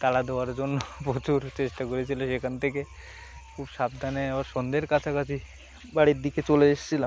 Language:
Bangla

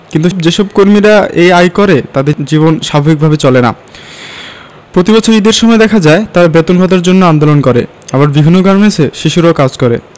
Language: Bangla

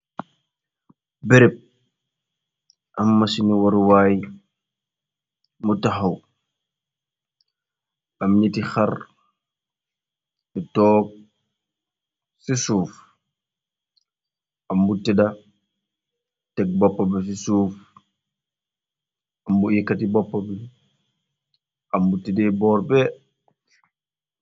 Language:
Wolof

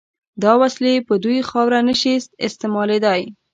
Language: Pashto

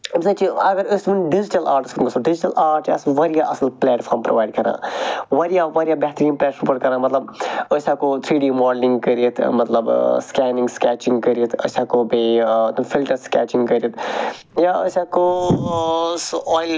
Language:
Kashmiri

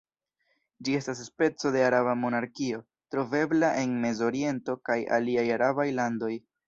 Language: Esperanto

